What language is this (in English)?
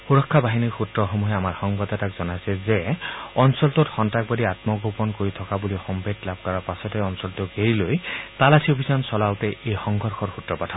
Assamese